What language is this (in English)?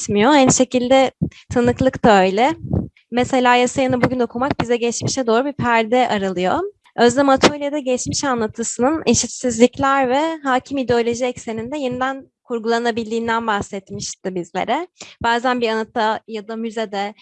Turkish